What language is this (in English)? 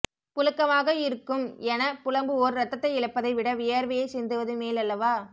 Tamil